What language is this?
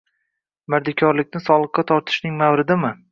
Uzbek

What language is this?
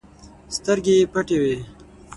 Pashto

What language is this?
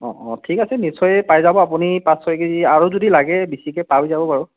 Assamese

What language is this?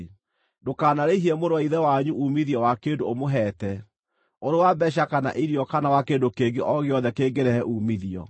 Kikuyu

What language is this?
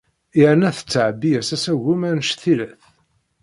Kabyle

